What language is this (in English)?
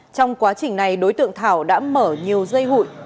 Vietnamese